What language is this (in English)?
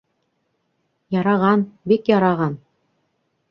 Bashkir